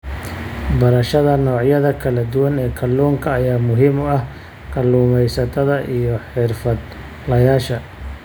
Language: Somali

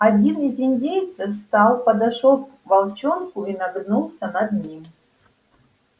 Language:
Russian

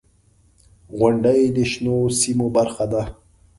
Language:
Pashto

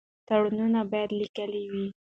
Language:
Pashto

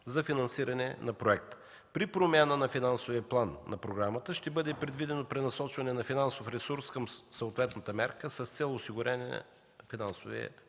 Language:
Bulgarian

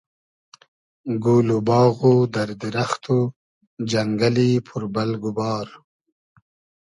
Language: Hazaragi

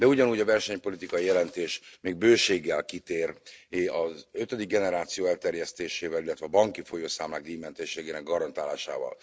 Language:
Hungarian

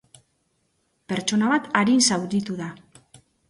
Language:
Basque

